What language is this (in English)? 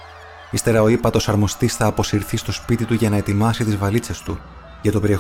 Greek